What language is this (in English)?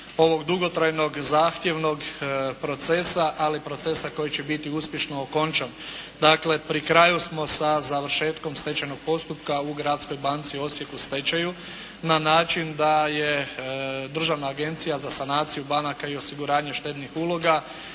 Croatian